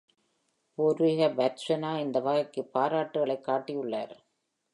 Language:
Tamil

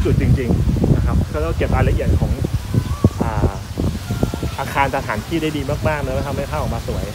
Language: Thai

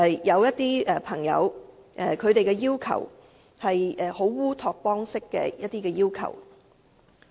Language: Cantonese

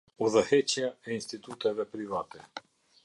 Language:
Albanian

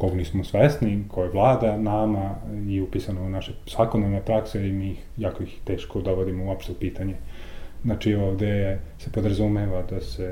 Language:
Croatian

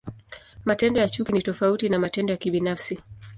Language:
Swahili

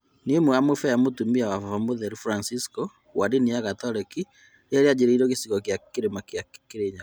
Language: Kikuyu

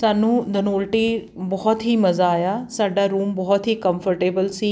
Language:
Punjabi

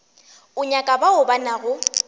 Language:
Northern Sotho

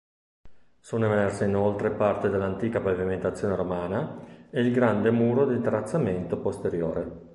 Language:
Italian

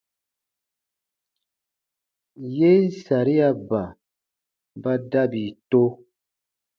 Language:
Baatonum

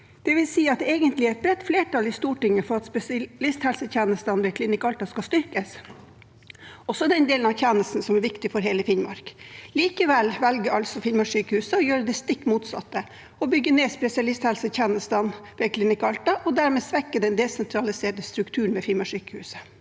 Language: Norwegian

